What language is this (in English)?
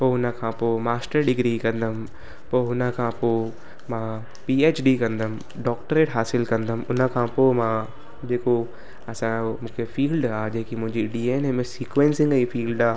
Sindhi